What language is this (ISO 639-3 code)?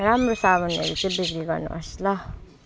nep